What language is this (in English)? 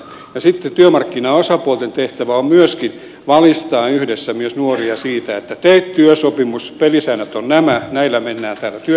Finnish